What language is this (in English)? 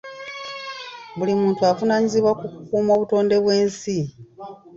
Ganda